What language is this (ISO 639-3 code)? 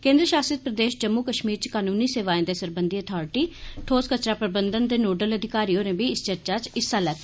doi